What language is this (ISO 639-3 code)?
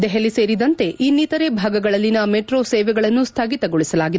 kan